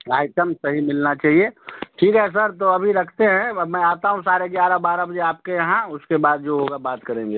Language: Hindi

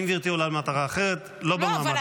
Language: Hebrew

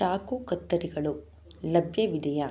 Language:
Kannada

